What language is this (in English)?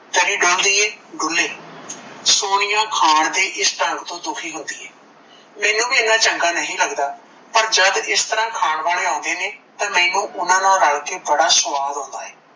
Punjabi